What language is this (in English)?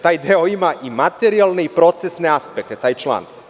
Serbian